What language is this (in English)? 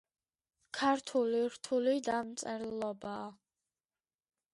Georgian